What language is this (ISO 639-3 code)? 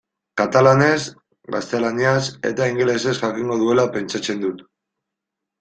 eus